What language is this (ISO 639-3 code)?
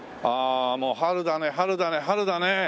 jpn